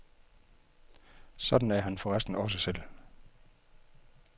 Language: Danish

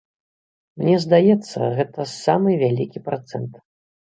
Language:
Belarusian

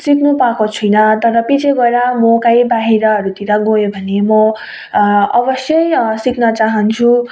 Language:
Nepali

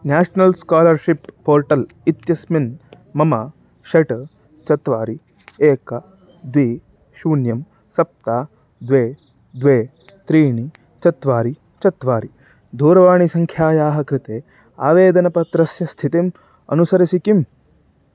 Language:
Sanskrit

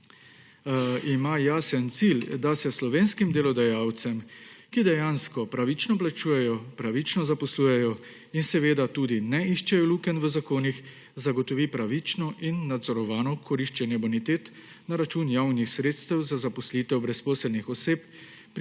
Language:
Slovenian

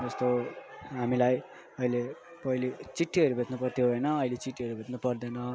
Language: Nepali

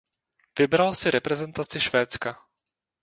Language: Czech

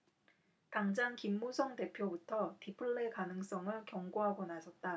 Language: Korean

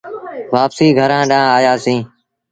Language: Sindhi Bhil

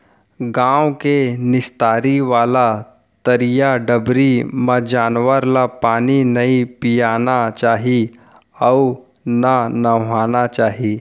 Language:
Chhattisgarhi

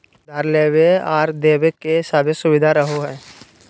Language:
Magahi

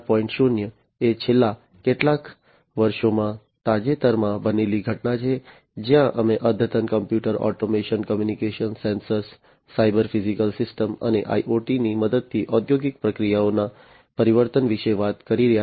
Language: Gujarati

